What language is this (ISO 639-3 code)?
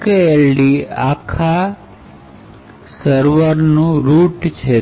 guj